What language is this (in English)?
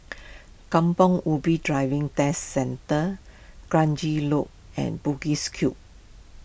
English